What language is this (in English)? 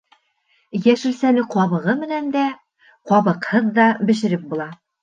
Bashkir